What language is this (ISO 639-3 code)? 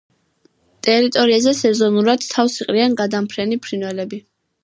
kat